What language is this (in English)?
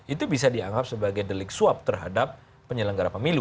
Indonesian